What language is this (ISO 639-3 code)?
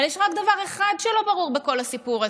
heb